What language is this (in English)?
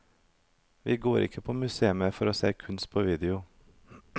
Norwegian